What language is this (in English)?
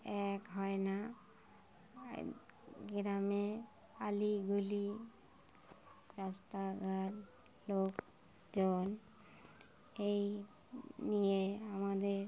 Bangla